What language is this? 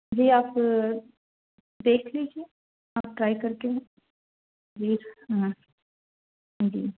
Urdu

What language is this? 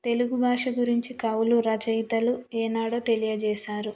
Telugu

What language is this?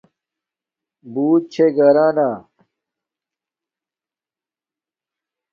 Domaaki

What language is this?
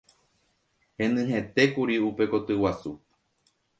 Guarani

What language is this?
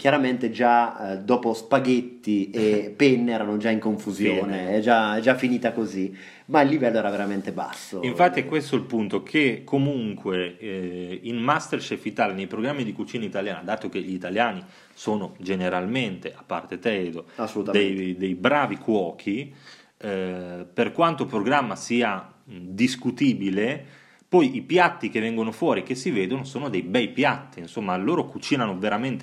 Italian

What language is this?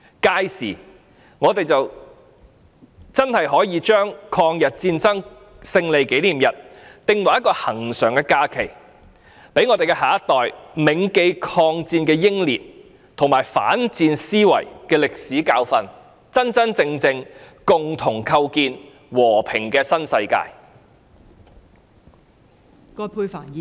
Cantonese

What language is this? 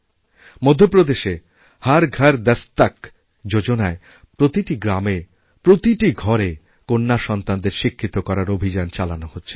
Bangla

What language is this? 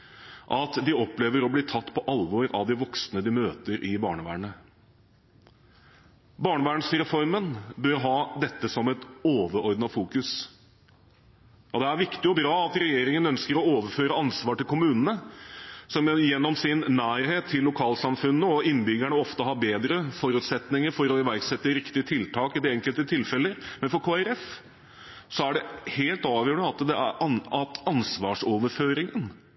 Norwegian Bokmål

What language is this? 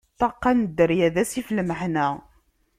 Kabyle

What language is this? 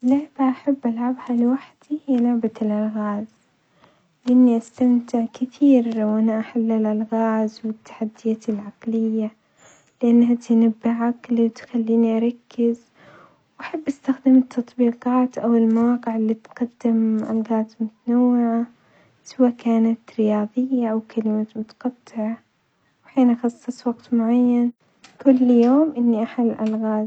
Omani Arabic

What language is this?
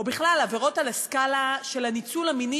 Hebrew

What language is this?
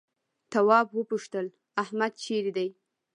Pashto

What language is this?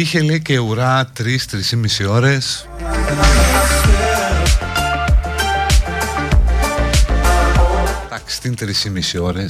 Greek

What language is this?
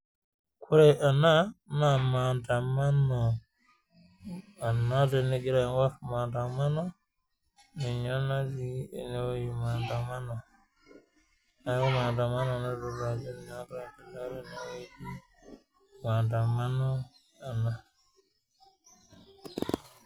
Masai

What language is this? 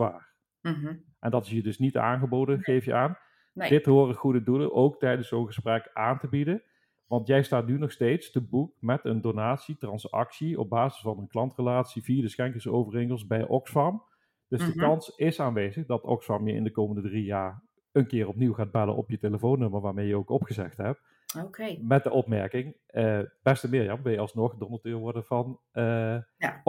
Dutch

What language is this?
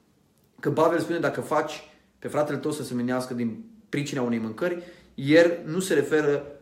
Romanian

